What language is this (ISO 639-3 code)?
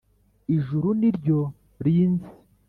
kin